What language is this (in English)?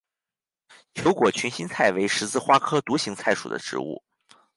Chinese